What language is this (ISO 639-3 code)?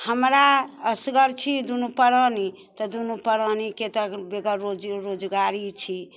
mai